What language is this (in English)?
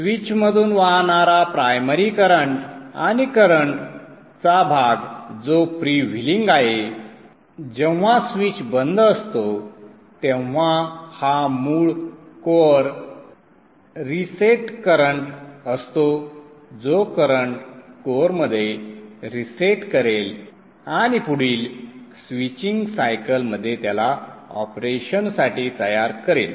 Marathi